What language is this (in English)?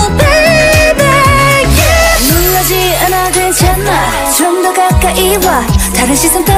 Thai